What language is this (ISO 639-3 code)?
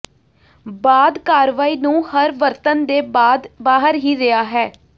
pan